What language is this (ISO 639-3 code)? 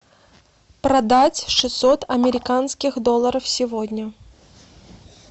rus